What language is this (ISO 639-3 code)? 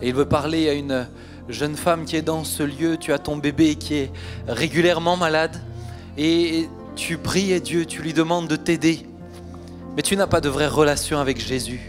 fra